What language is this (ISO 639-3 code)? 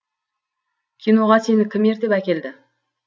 kaz